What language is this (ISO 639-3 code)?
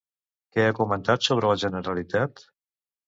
cat